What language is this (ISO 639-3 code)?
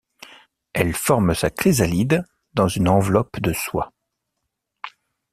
fra